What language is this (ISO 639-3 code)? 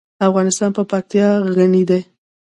pus